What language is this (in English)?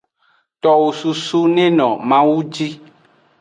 Aja (Benin)